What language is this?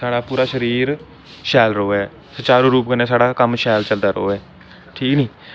Dogri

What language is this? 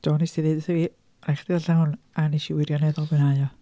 Welsh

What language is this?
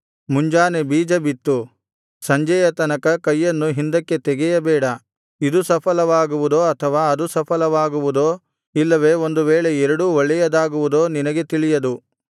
Kannada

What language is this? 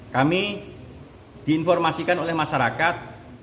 Indonesian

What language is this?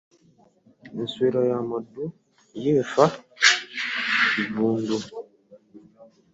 Ganda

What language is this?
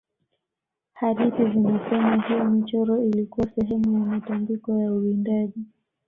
Swahili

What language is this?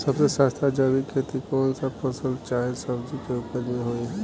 Bhojpuri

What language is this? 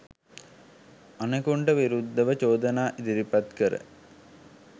Sinhala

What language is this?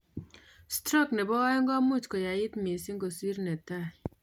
Kalenjin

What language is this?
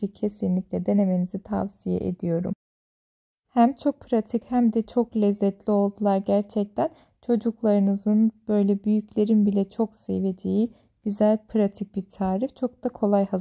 Turkish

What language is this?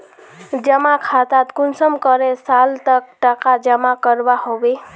Magahi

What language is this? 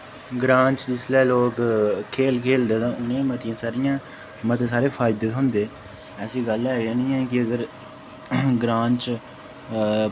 Dogri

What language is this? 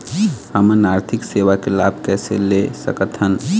Chhattisgarhi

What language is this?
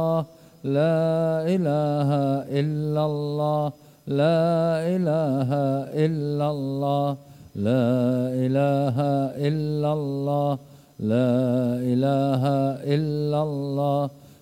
Malay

